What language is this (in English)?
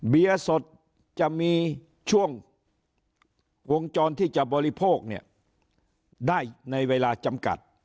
Thai